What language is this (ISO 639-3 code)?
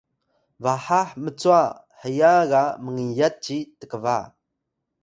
tay